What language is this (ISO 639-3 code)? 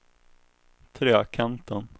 swe